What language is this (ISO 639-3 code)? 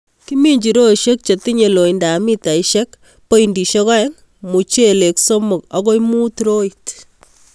kln